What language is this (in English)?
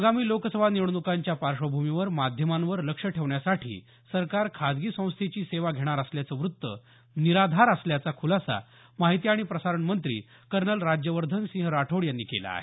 Marathi